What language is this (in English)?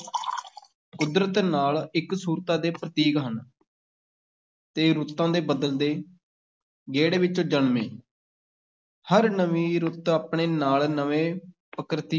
Punjabi